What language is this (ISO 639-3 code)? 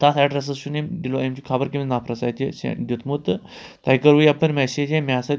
kas